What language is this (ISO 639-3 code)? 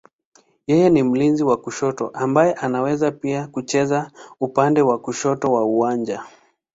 swa